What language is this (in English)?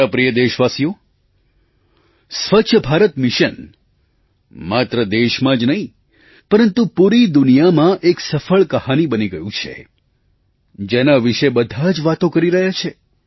Gujarati